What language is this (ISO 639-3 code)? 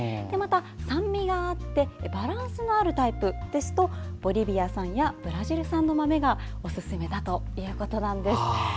jpn